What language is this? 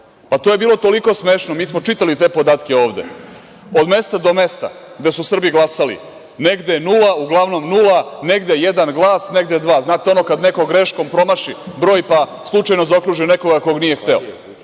Serbian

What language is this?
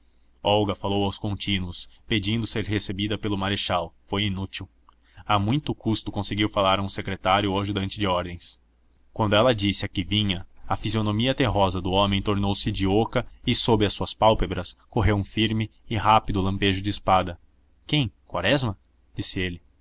Portuguese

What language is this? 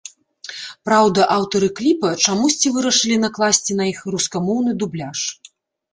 Belarusian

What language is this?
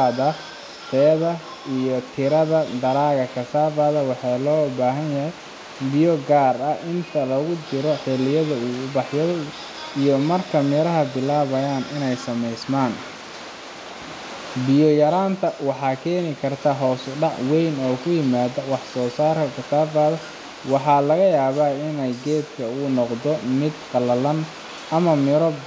Somali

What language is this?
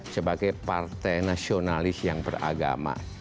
Indonesian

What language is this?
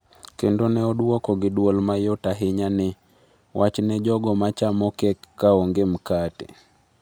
Luo (Kenya and Tanzania)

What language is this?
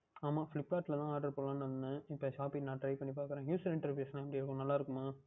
Tamil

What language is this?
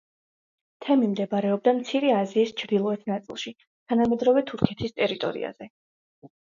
Georgian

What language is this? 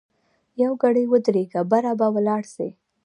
Pashto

